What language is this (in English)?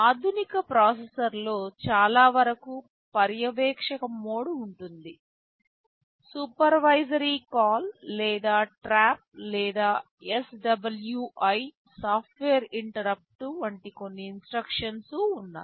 Telugu